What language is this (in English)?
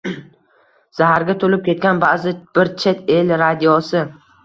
Uzbek